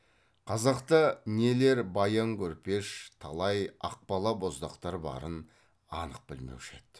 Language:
Kazakh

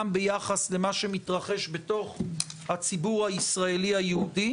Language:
Hebrew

